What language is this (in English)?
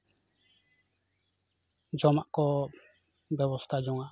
Santali